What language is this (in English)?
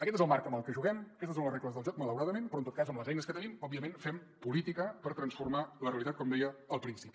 Catalan